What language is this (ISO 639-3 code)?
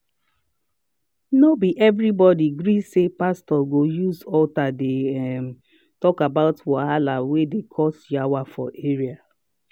pcm